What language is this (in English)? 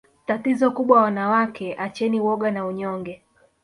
Swahili